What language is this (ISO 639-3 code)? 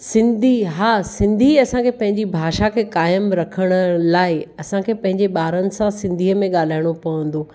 snd